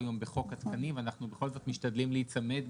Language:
Hebrew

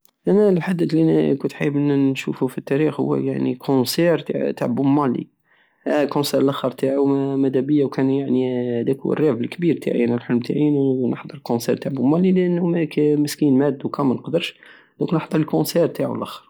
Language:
Algerian Saharan Arabic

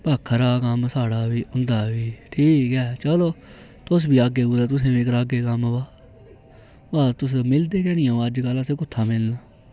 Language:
Dogri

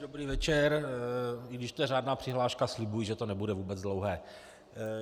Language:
Czech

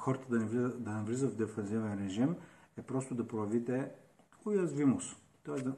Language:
Bulgarian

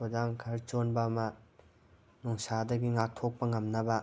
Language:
Manipuri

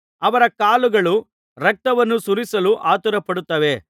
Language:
Kannada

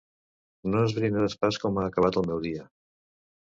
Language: Catalan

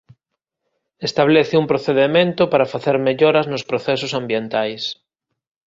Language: Galician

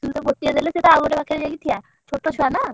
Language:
Odia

